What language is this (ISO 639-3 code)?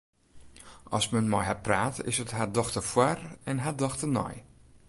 fry